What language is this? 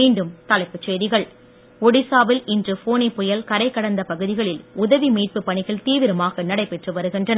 Tamil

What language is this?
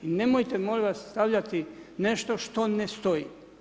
Croatian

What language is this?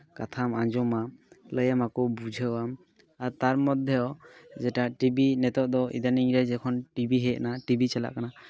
Santali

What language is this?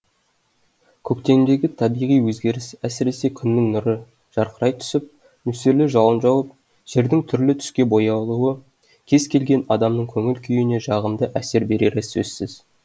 Kazakh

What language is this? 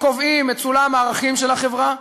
Hebrew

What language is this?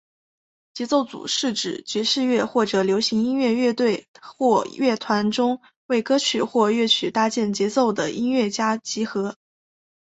Chinese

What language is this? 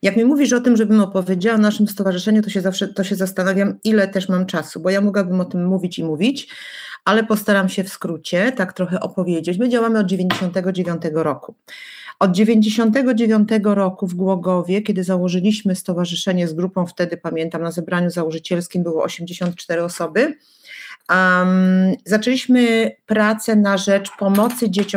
Polish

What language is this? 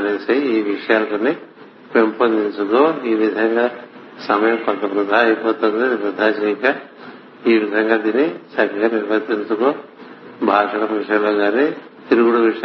Telugu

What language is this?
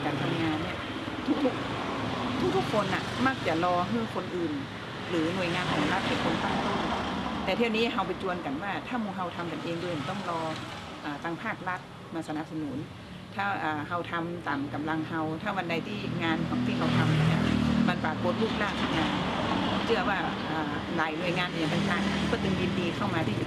Thai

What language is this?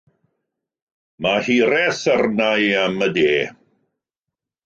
Welsh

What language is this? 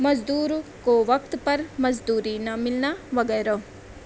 Urdu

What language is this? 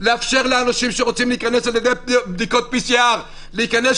Hebrew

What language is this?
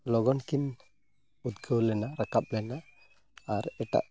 Santali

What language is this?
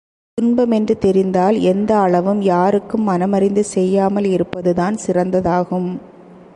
Tamil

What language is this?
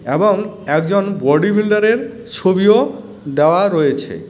Bangla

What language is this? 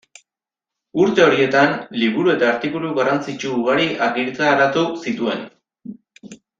Basque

